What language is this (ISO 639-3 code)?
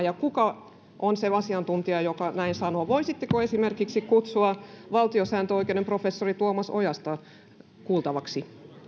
fin